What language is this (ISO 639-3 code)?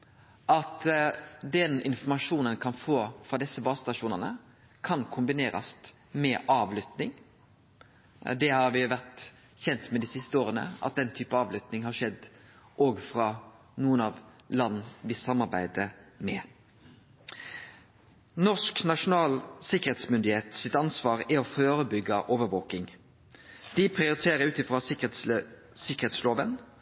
nno